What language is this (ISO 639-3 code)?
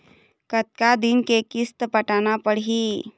hne